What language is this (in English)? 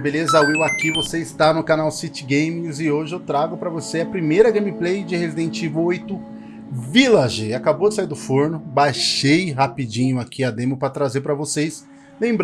Portuguese